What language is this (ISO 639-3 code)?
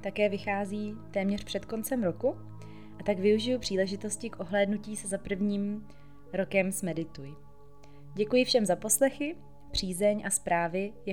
ces